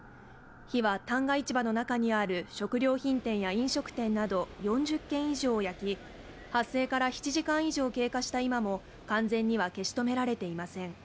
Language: Japanese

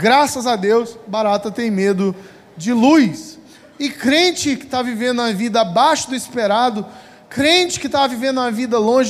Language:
Portuguese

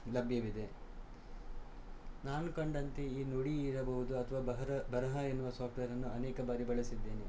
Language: Kannada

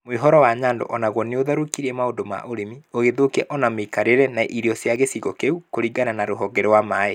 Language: Kikuyu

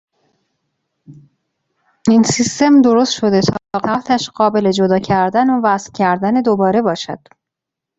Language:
Persian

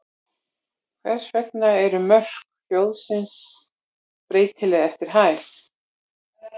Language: Icelandic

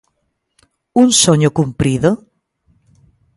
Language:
Galician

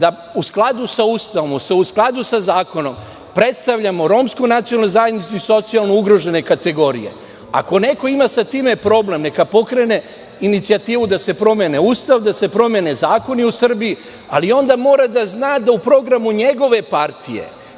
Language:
Serbian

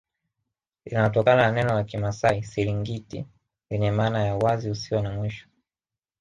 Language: Swahili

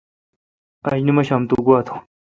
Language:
Kalkoti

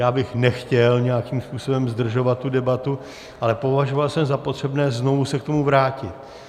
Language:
Czech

